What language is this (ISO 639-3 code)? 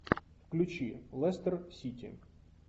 rus